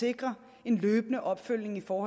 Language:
Danish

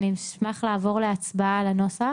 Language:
Hebrew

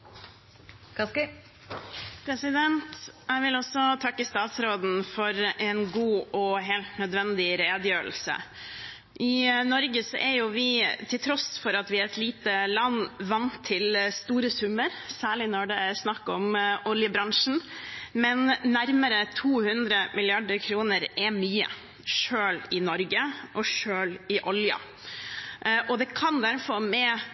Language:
Norwegian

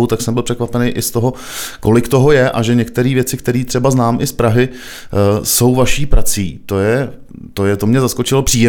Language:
Czech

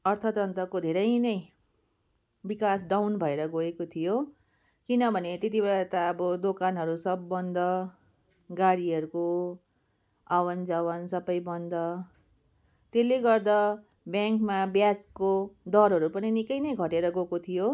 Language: Nepali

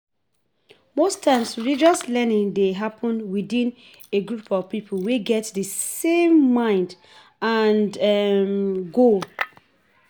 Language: Nigerian Pidgin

